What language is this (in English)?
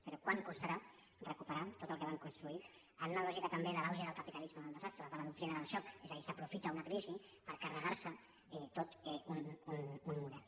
Catalan